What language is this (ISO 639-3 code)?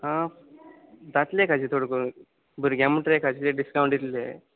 kok